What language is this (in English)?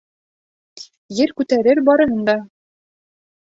Bashkir